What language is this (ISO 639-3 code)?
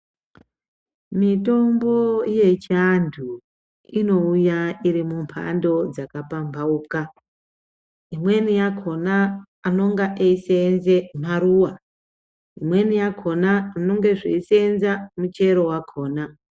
ndc